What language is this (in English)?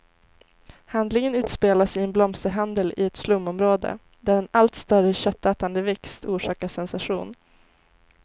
Swedish